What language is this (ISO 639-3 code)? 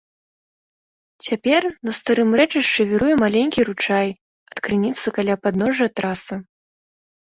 bel